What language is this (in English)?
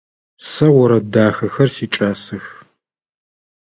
Adyghe